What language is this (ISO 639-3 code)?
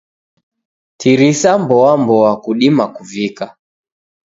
dav